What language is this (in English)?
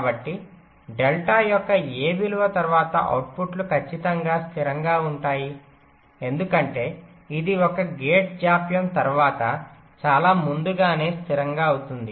Telugu